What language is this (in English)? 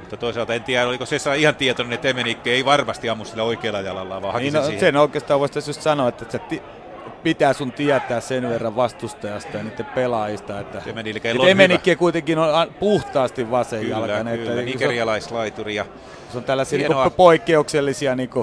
Finnish